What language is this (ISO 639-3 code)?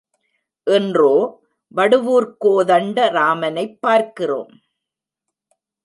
tam